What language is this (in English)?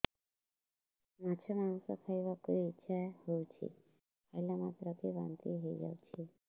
Odia